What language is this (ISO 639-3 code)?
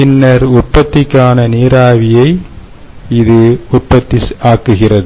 tam